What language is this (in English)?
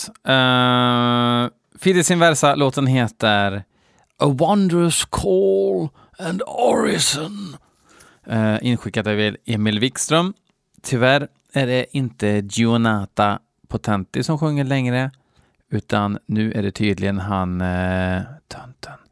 Swedish